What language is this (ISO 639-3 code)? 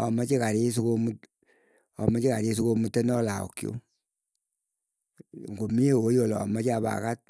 eyo